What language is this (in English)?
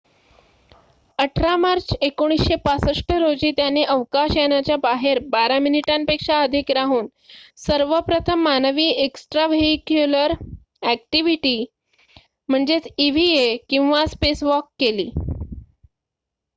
Marathi